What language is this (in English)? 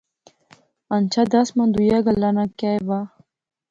Pahari-Potwari